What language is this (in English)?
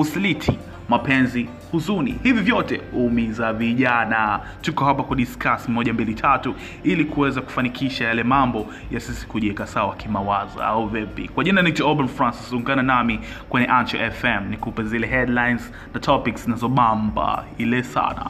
Swahili